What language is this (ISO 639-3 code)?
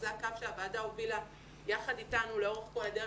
heb